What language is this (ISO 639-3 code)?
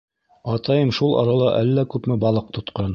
bak